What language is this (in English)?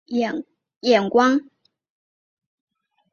Chinese